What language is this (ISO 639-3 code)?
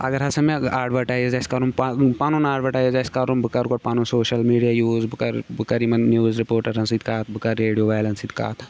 kas